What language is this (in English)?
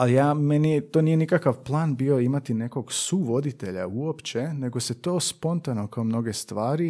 Croatian